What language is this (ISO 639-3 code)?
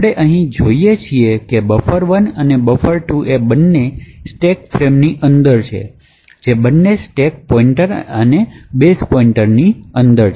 guj